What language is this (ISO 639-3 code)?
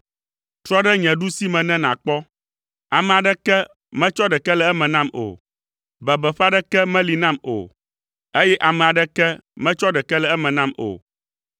ewe